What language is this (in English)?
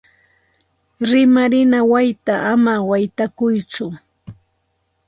Santa Ana de Tusi Pasco Quechua